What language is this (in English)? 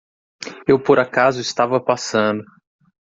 Portuguese